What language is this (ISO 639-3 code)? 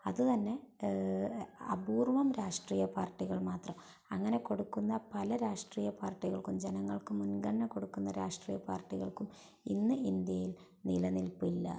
mal